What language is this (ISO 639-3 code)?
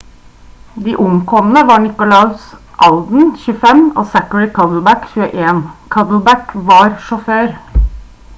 nob